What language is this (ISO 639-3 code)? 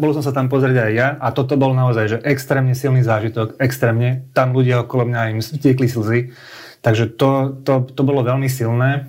slk